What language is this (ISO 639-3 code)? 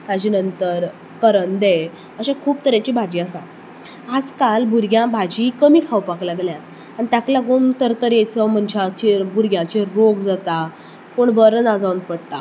kok